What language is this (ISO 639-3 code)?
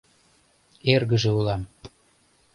chm